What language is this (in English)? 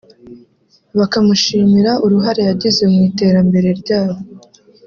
Kinyarwanda